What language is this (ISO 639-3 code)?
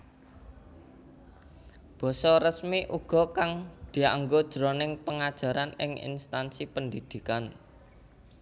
jav